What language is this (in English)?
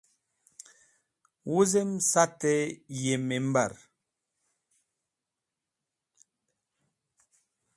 Wakhi